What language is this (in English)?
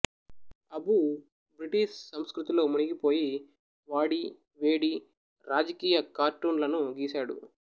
Telugu